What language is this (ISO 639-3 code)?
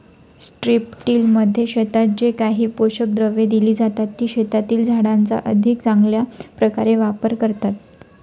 mar